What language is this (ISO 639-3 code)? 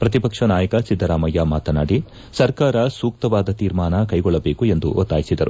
kan